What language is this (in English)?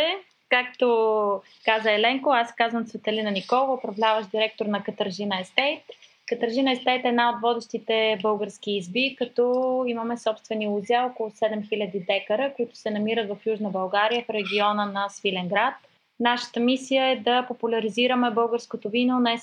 Bulgarian